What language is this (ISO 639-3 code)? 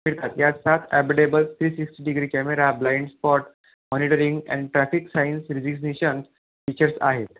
mar